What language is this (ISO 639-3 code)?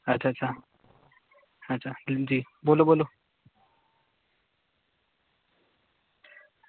doi